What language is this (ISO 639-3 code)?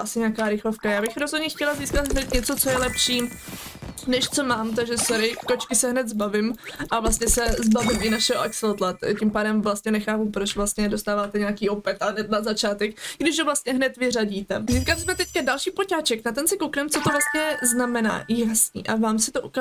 ces